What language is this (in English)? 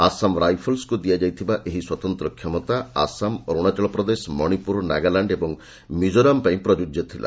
Odia